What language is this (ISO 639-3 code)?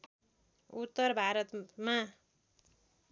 nep